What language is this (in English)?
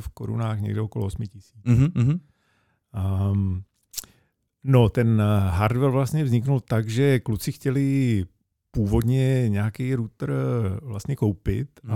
Czech